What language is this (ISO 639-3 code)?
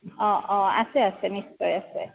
asm